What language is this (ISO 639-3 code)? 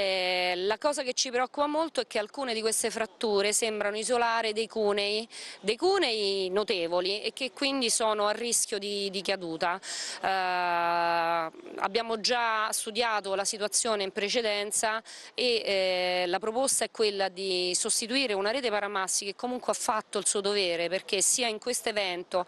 ita